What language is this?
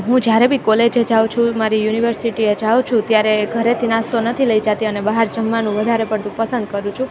Gujarati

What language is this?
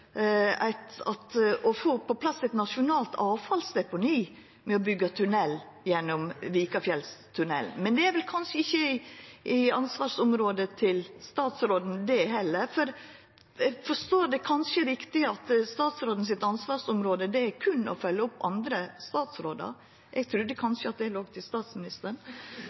Norwegian Nynorsk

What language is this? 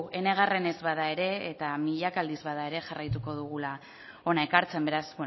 Basque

